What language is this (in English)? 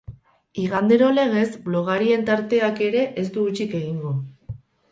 Basque